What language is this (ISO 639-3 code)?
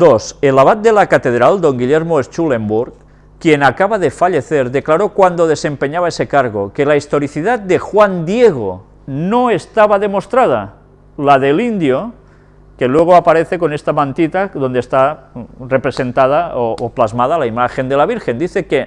spa